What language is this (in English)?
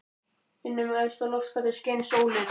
Icelandic